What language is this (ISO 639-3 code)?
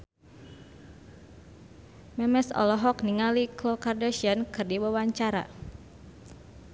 sun